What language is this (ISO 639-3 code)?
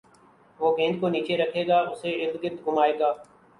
urd